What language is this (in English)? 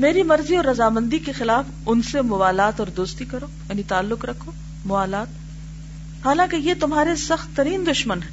Urdu